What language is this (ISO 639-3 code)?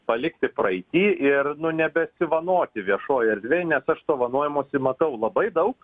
lit